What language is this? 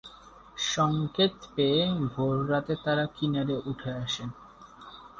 Bangla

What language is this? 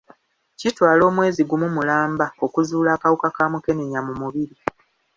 Ganda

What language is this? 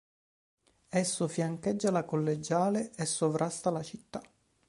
Italian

